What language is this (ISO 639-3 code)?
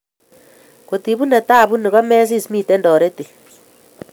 kln